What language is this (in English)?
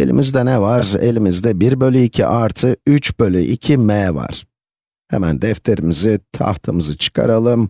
Turkish